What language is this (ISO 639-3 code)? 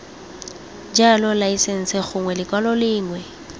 tsn